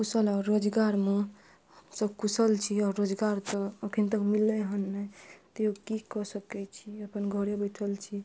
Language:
Maithili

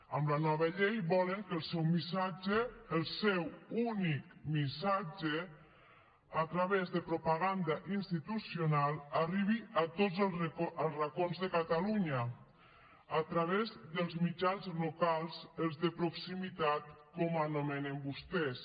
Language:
Catalan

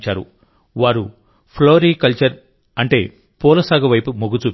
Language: Telugu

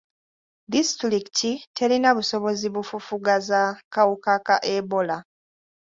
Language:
Ganda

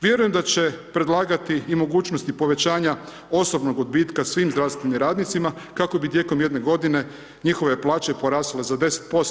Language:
Croatian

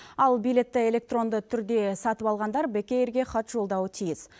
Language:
Kazakh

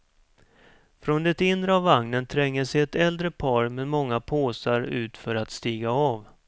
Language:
Swedish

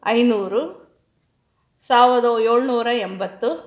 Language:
Kannada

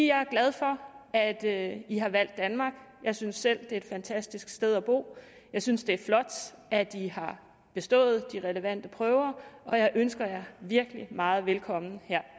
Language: Danish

